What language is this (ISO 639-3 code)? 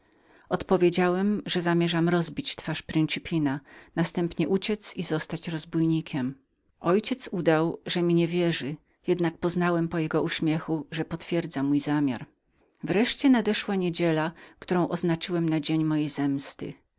pol